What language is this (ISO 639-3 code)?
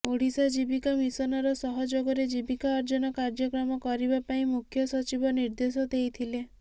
ori